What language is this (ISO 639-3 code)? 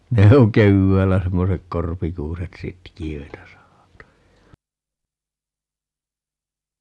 fin